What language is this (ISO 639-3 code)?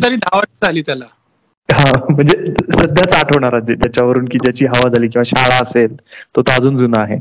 mar